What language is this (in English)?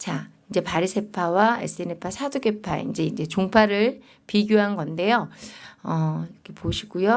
Korean